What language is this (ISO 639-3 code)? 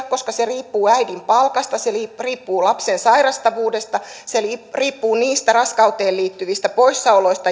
fin